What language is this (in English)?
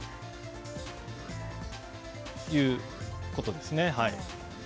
Japanese